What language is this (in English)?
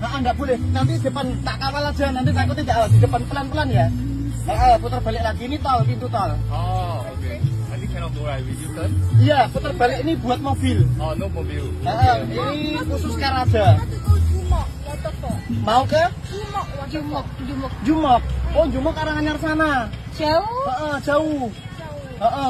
Indonesian